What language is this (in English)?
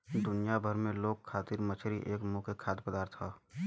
Bhojpuri